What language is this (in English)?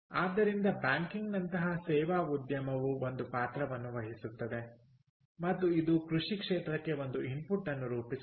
Kannada